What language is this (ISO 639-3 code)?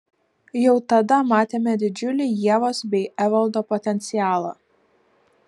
lit